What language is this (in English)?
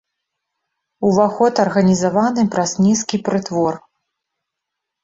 Belarusian